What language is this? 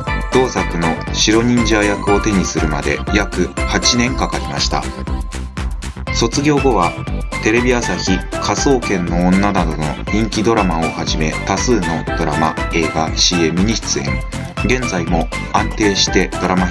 Japanese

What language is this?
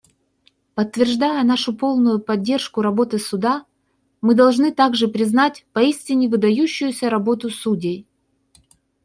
Russian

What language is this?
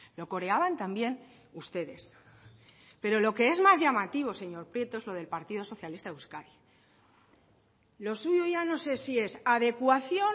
Spanish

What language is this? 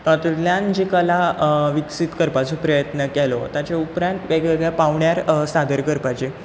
Konkani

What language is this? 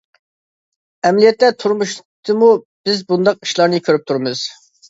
Uyghur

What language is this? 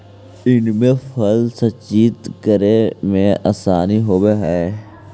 Magahi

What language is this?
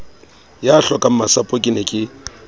Southern Sotho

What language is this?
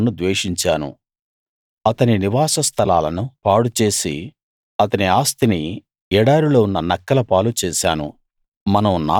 Telugu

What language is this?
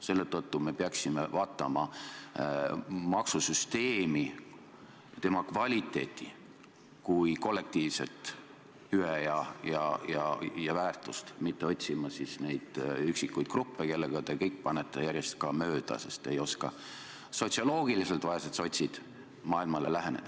Estonian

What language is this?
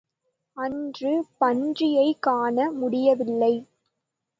Tamil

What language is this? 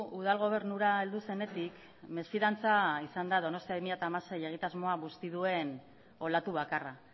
Basque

